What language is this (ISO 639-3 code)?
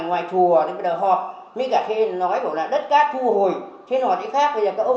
vie